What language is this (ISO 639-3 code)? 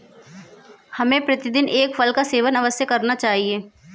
hin